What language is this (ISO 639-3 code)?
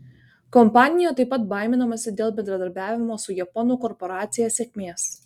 lit